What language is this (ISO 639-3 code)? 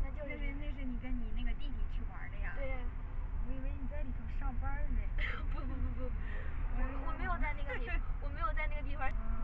zho